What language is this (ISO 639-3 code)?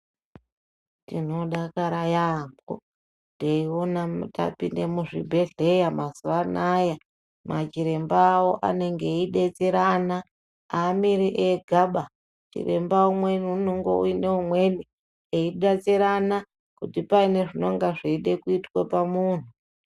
ndc